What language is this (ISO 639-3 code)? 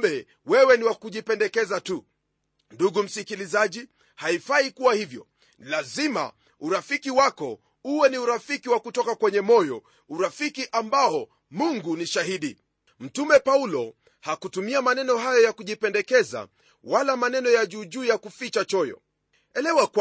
swa